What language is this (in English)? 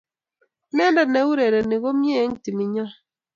Kalenjin